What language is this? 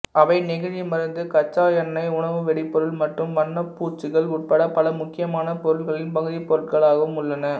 Tamil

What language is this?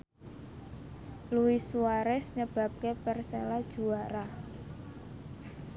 Javanese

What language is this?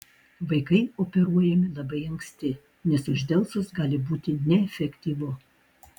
Lithuanian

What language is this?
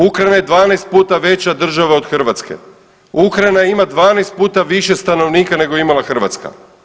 Croatian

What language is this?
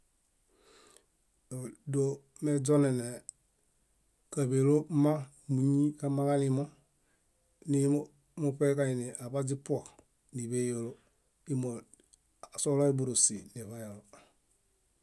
Bayot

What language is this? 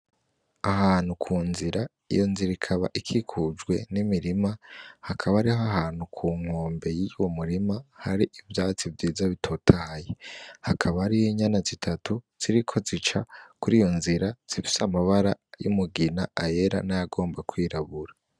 Rundi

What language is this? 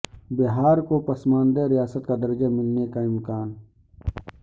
Urdu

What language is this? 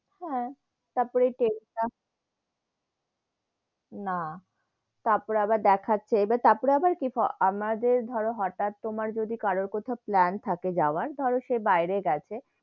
Bangla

